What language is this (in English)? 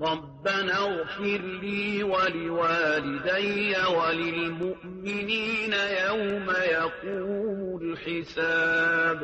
Arabic